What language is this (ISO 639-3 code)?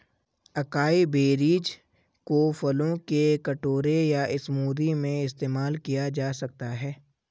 hin